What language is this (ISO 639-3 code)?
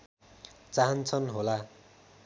nep